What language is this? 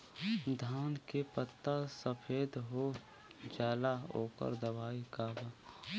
Bhojpuri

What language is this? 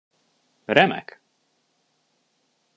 Hungarian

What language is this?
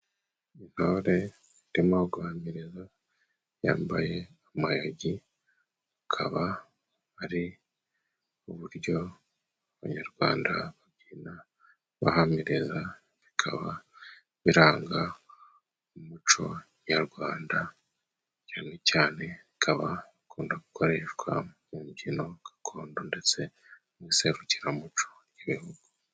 Kinyarwanda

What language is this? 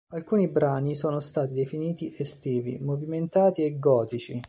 Italian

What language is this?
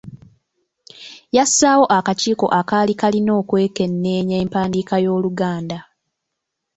Ganda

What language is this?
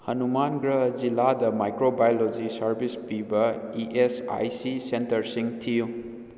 Manipuri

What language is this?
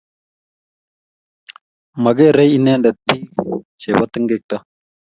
Kalenjin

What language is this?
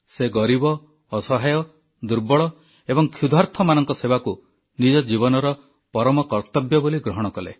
Odia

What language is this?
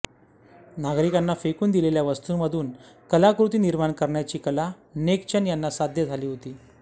Marathi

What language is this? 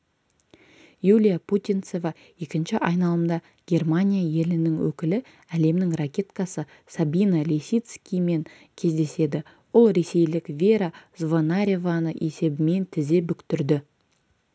Kazakh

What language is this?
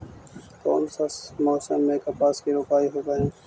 Magahi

